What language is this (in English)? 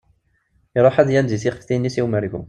Kabyle